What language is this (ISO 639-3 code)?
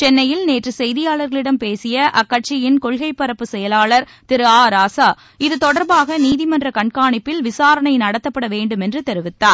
tam